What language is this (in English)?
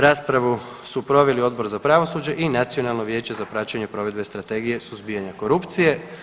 Croatian